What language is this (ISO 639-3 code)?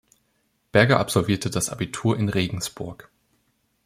deu